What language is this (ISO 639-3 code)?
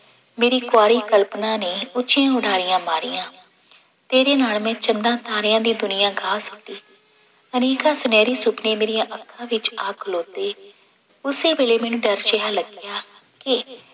pan